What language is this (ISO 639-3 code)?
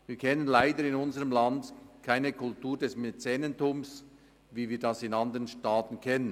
gsw